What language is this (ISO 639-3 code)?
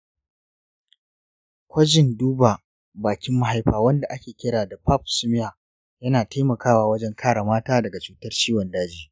hau